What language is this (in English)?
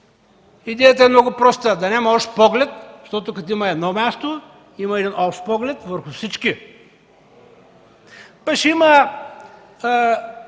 Bulgarian